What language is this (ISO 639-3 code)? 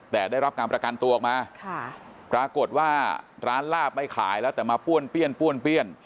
tha